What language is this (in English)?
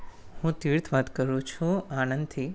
Gujarati